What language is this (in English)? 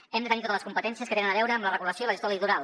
Catalan